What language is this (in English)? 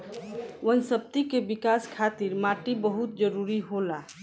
Bhojpuri